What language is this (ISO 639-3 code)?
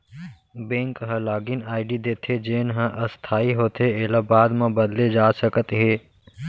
hne